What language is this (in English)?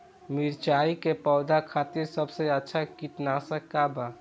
Bhojpuri